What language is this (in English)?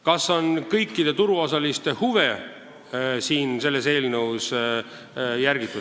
Estonian